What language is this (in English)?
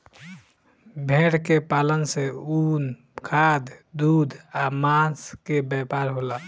Bhojpuri